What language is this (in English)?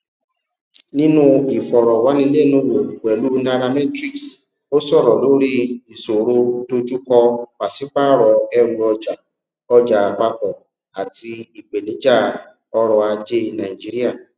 Yoruba